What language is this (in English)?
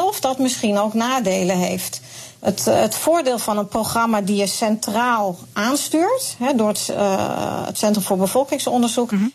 Dutch